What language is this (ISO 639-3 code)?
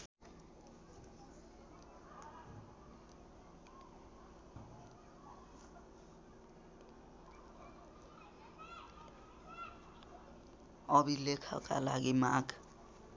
nep